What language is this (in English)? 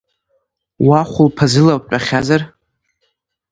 Abkhazian